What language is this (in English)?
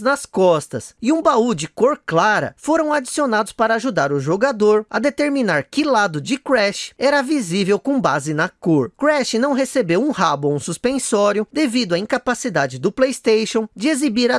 Portuguese